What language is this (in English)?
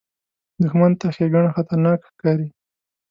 Pashto